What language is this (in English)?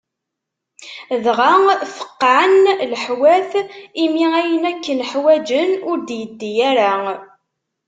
Kabyle